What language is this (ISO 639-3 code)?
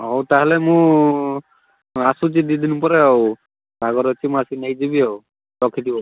ori